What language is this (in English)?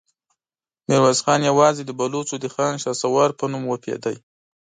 Pashto